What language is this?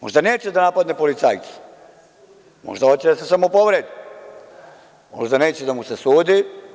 Serbian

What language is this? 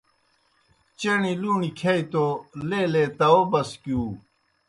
Kohistani Shina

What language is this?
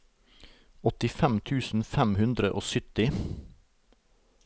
Norwegian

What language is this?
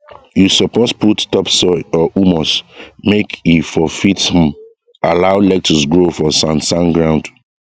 Nigerian Pidgin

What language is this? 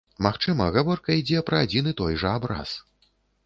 Belarusian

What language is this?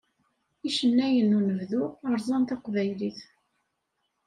Kabyle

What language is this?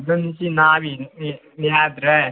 Manipuri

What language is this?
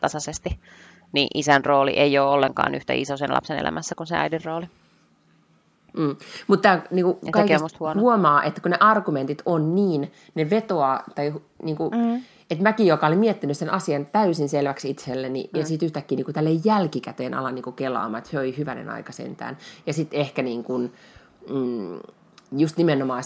Finnish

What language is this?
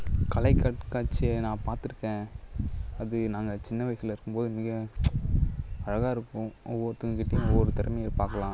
Tamil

